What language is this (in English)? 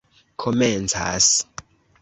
Esperanto